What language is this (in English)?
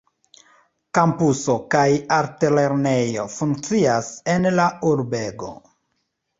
Esperanto